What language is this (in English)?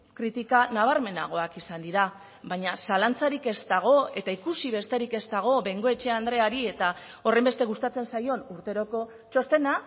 Basque